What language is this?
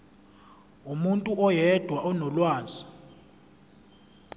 Zulu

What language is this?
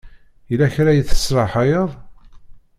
Kabyle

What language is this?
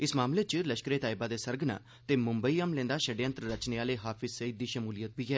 Dogri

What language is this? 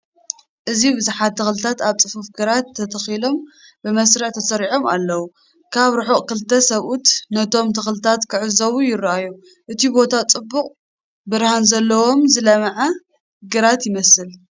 Tigrinya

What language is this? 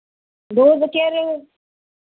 Hindi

